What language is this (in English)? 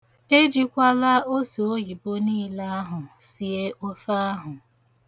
Igbo